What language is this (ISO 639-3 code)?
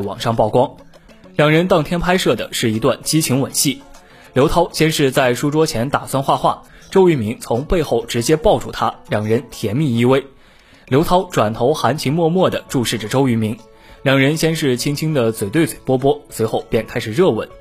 zho